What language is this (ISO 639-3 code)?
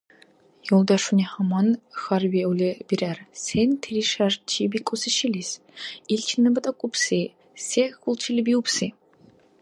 dar